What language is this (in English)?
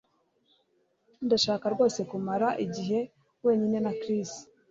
Kinyarwanda